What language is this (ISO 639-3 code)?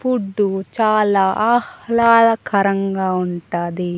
tel